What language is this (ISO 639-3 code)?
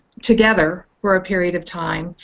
eng